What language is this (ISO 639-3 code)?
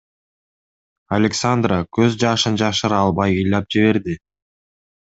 kir